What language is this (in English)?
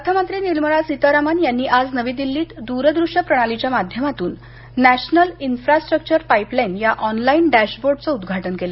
Marathi